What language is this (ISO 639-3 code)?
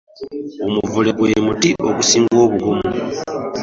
lug